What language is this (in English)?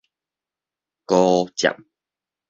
Min Nan Chinese